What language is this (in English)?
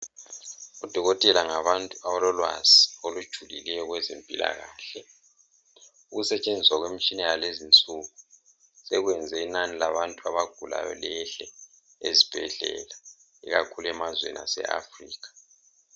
North Ndebele